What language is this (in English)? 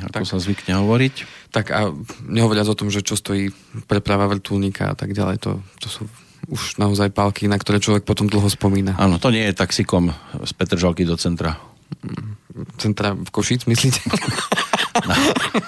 Slovak